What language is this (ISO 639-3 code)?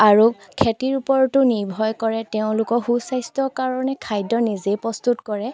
asm